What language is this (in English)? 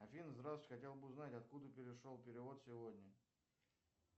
Russian